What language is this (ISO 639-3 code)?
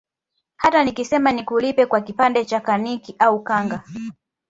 swa